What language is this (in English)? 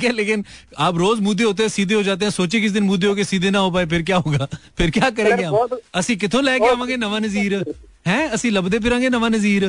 Hindi